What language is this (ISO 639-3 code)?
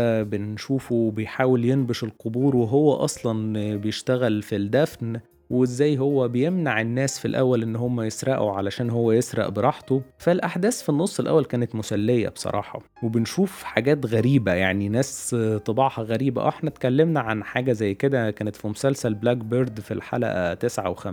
ara